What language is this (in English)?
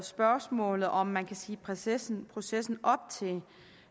Danish